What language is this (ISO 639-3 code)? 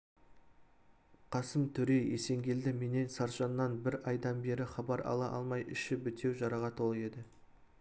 kaz